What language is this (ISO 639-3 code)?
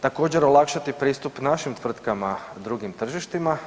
hrv